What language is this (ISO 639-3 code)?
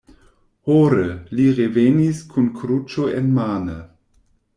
epo